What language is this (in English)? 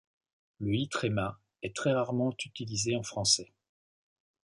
French